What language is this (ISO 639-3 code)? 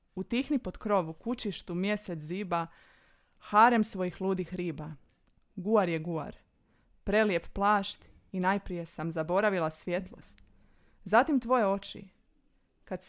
hrv